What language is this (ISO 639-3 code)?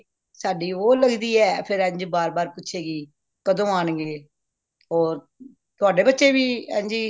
pan